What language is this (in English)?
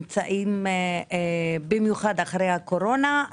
Hebrew